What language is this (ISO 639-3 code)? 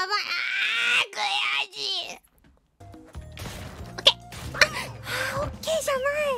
jpn